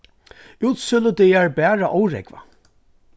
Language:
Faroese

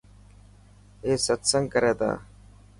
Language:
Dhatki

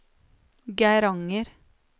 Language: Norwegian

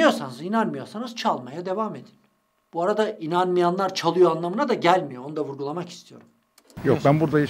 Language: Turkish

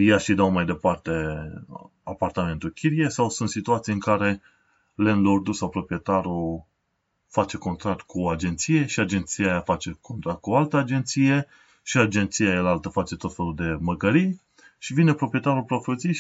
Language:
Romanian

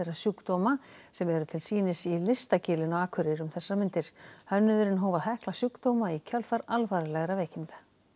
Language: Icelandic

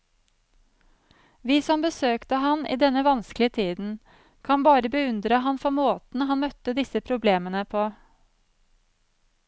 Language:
Norwegian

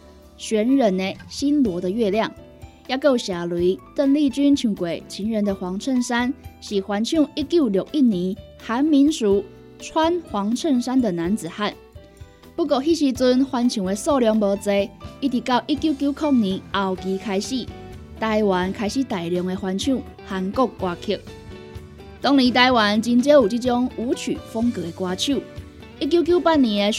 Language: Chinese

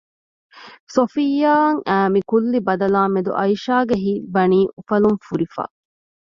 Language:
Divehi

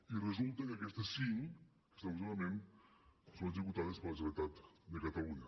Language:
Catalan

